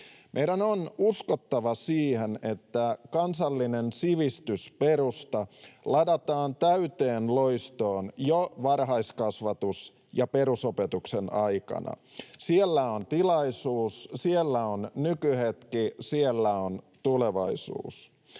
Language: Finnish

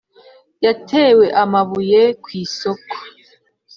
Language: Kinyarwanda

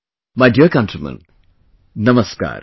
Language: English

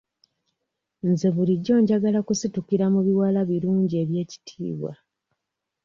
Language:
Ganda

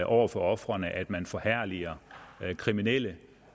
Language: Danish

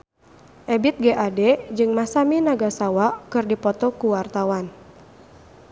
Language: Sundanese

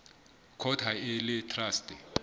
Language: Southern Sotho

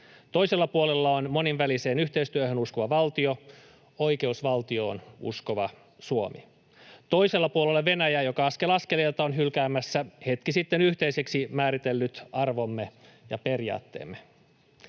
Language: Finnish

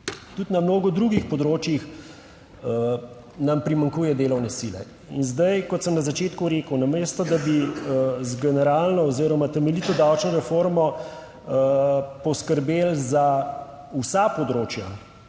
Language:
Slovenian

